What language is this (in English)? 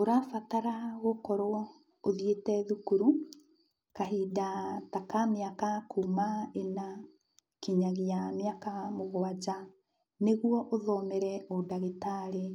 Kikuyu